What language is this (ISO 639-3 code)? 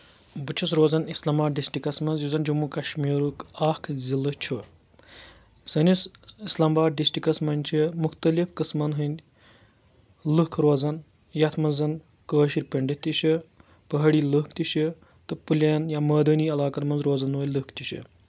kas